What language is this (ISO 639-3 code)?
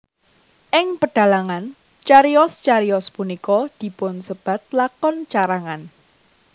jav